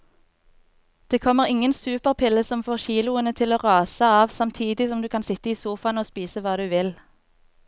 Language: Norwegian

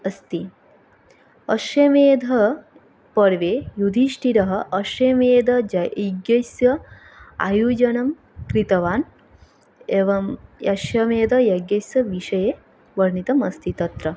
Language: Sanskrit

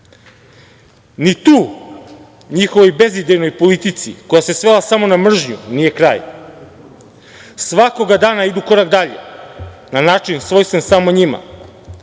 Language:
Serbian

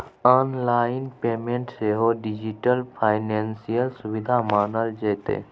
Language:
Maithili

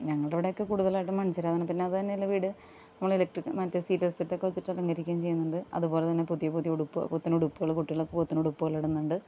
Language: Malayalam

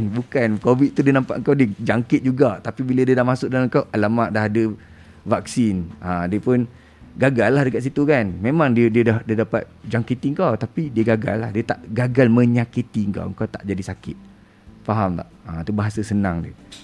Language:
Malay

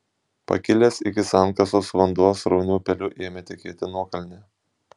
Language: Lithuanian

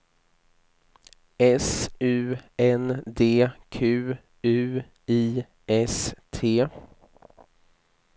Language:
Swedish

